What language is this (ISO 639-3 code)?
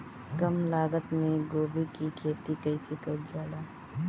bho